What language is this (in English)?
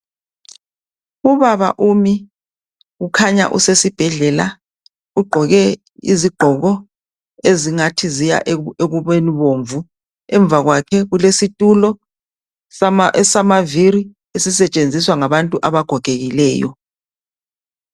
North Ndebele